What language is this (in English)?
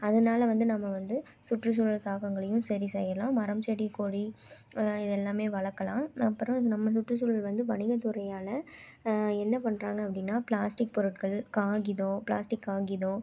Tamil